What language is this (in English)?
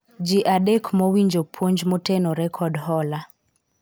Luo (Kenya and Tanzania)